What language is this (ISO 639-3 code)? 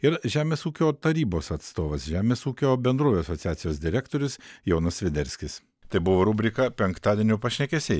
lit